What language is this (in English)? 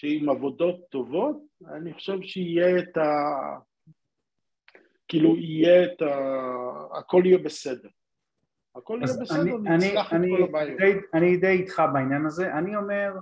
Hebrew